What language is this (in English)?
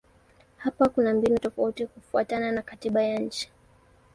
Swahili